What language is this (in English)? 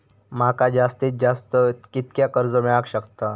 Marathi